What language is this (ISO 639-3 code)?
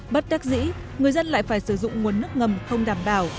vie